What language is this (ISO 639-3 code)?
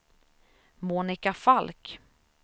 swe